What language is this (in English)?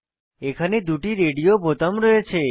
Bangla